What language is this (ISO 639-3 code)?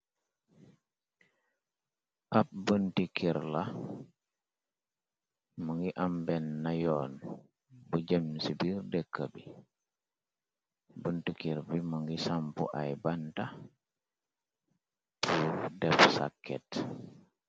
wol